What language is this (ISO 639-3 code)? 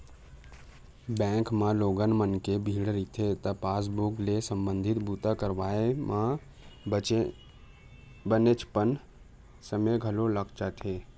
hne